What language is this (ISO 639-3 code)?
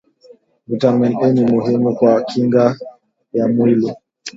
swa